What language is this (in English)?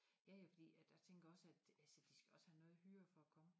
Danish